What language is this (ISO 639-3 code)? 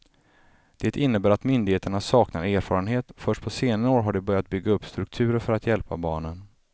swe